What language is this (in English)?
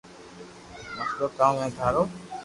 Loarki